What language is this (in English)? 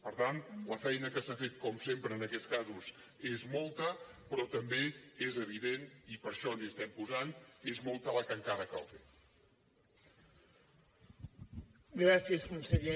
Catalan